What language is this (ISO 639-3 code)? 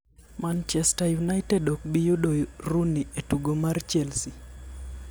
luo